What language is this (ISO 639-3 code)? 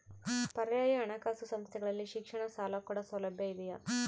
kan